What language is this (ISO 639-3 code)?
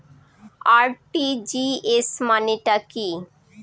ben